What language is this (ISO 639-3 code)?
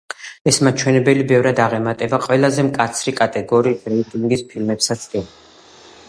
kat